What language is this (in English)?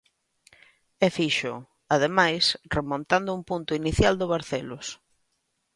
Galician